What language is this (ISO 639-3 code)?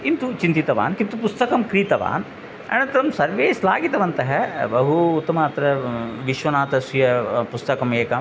san